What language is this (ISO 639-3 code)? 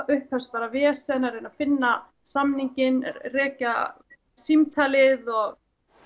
isl